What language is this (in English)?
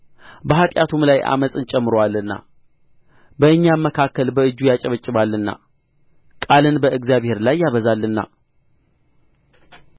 Amharic